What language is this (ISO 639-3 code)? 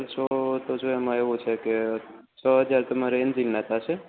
guj